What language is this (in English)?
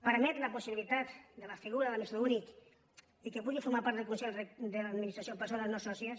Catalan